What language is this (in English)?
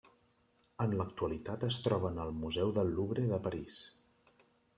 Catalan